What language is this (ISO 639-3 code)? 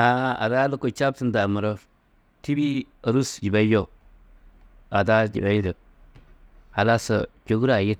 tuq